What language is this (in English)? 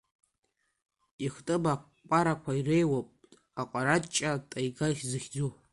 Abkhazian